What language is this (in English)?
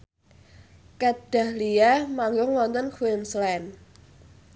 Javanese